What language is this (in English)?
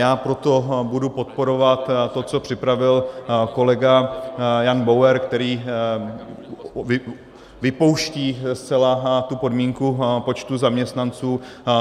Czech